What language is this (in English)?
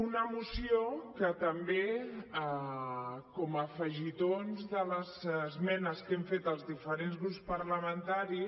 Catalan